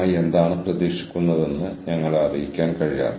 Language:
Malayalam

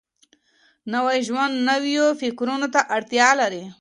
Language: Pashto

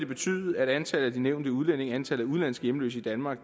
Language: Danish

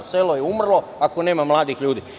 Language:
Serbian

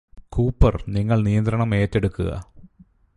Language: Malayalam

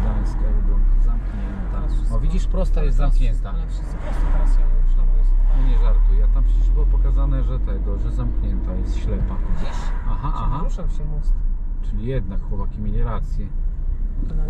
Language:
Polish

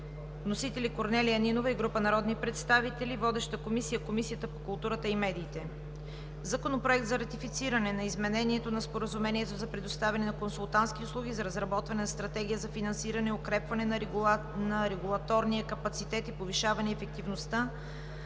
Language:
Bulgarian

